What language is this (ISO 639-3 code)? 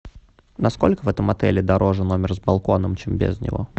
rus